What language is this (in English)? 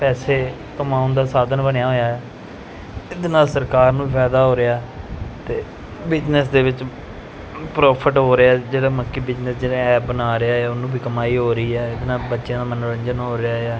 Punjabi